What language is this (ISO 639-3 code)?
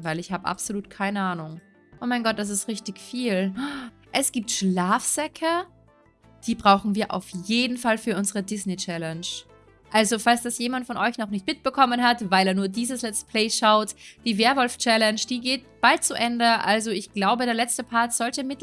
deu